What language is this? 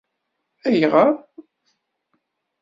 Kabyle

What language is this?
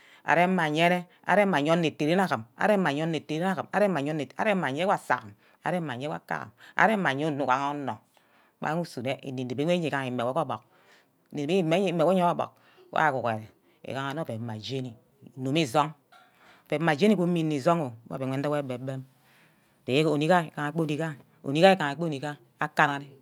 Ubaghara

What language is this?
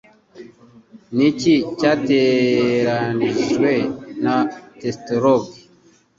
Kinyarwanda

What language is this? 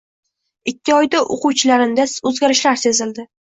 Uzbek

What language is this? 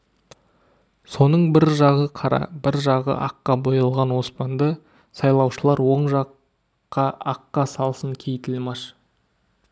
Kazakh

